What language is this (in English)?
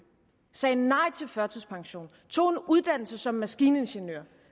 Danish